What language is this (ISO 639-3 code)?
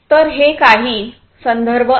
mar